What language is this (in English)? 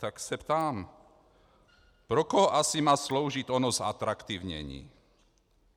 Czech